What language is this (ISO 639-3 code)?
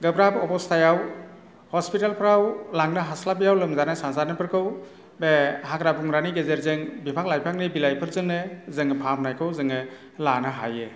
brx